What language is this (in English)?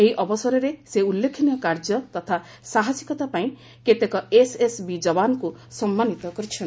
Odia